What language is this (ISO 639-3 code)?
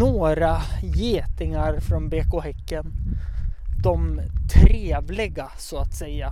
swe